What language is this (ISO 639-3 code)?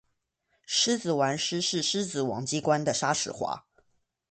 zho